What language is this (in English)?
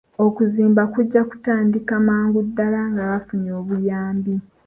Ganda